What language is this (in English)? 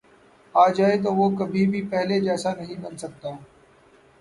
Urdu